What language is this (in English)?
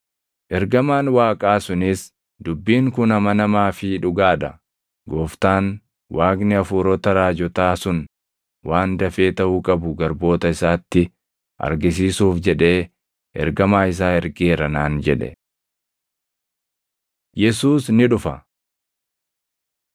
Oromo